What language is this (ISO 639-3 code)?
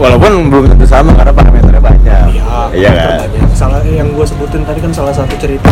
ind